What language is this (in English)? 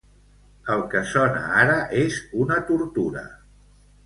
Catalan